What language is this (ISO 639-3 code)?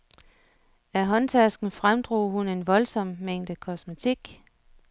dan